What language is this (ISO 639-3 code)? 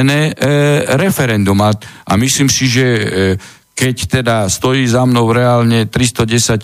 slk